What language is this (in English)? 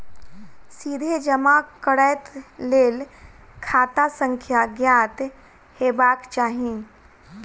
Maithili